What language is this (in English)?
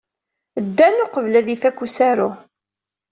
Kabyle